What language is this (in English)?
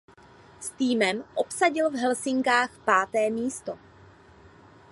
Czech